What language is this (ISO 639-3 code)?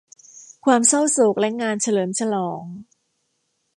tha